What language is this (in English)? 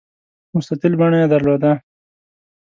Pashto